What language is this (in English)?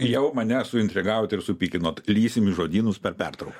Lithuanian